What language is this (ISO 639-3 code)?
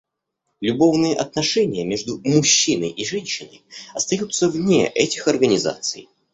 rus